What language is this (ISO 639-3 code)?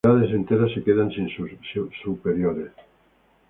spa